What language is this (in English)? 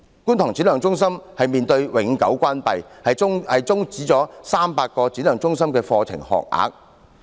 Cantonese